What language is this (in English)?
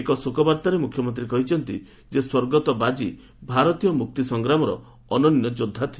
Odia